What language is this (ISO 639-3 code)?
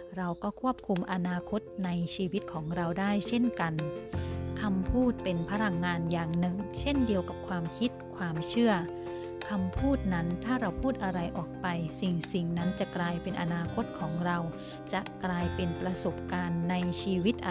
tha